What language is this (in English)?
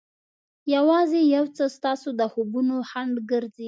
Pashto